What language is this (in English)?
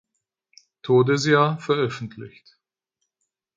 German